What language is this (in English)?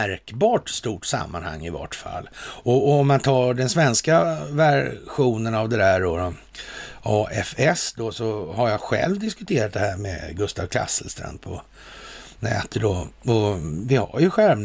Swedish